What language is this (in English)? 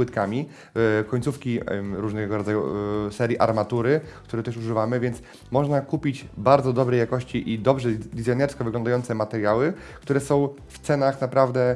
Polish